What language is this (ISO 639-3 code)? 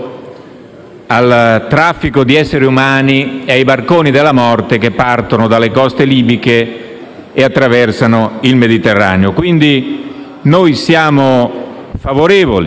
ita